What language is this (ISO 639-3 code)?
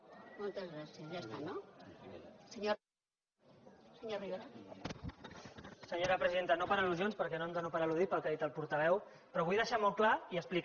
cat